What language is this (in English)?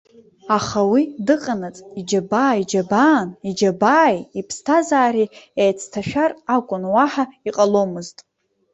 Abkhazian